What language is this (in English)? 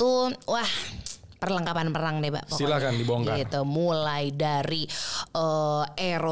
Indonesian